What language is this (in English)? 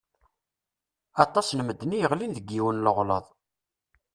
Kabyle